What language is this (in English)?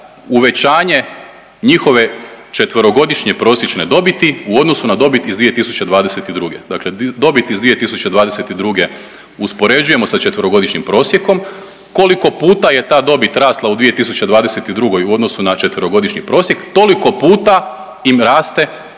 Croatian